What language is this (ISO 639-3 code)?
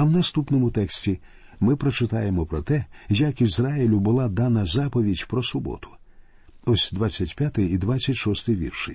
ukr